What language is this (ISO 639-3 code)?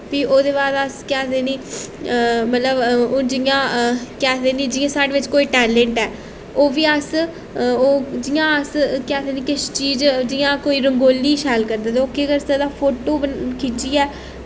doi